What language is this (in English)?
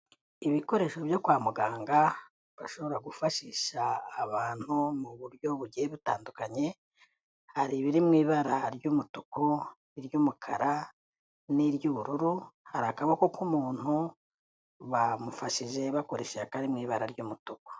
Kinyarwanda